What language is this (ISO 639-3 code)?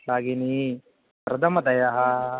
san